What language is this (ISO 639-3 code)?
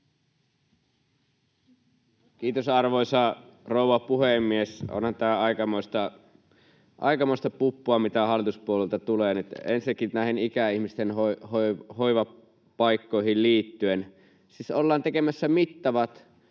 fin